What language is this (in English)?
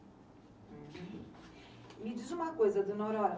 Portuguese